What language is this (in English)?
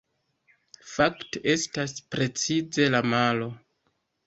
Esperanto